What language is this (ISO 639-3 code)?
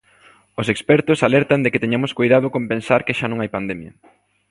glg